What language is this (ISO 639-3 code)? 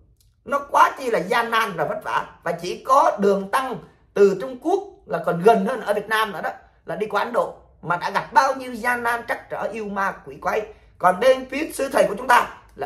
vie